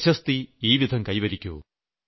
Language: Malayalam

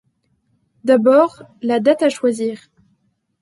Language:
French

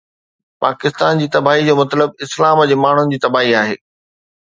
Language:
Sindhi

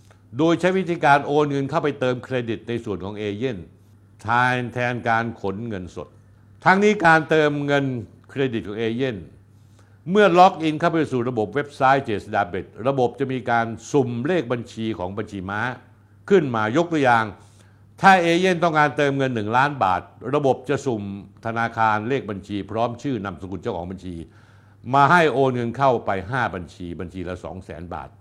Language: Thai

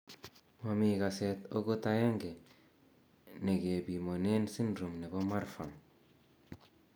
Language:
Kalenjin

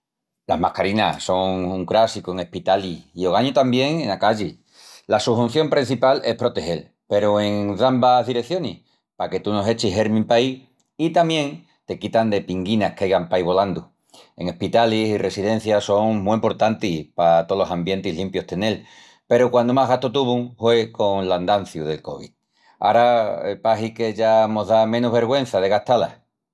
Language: Extremaduran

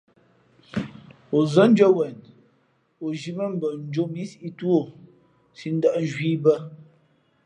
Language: Fe'fe'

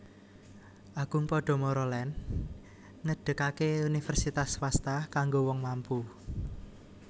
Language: Javanese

